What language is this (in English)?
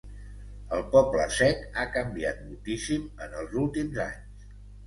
Catalan